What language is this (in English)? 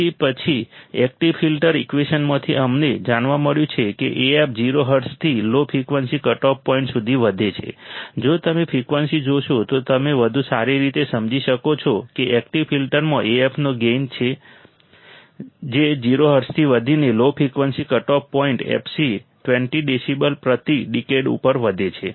Gujarati